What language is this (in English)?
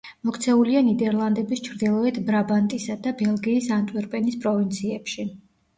Georgian